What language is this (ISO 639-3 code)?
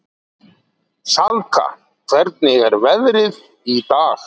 isl